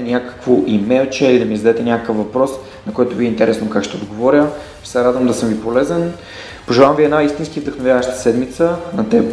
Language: Bulgarian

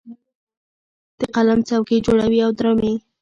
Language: Pashto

